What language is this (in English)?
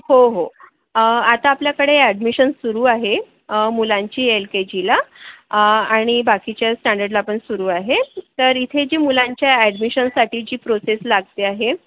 Marathi